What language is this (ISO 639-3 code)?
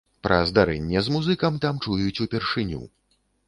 bel